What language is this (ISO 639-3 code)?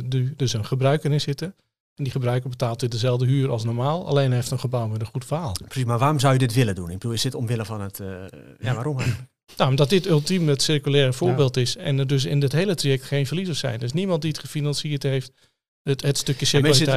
nld